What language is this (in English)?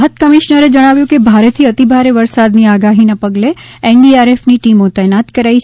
Gujarati